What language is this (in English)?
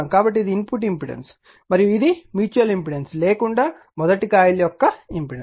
Telugu